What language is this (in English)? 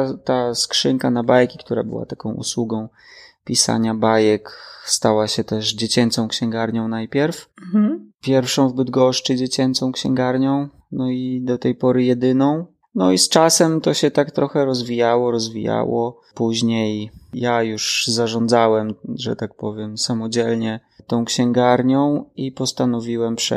Polish